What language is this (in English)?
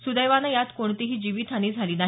Marathi